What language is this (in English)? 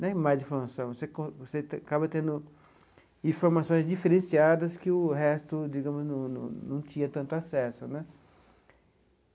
Portuguese